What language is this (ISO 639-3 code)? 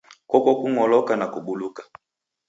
dav